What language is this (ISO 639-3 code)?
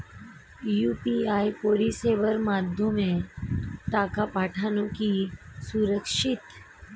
ben